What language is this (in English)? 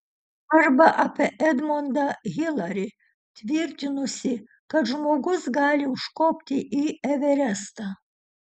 Lithuanian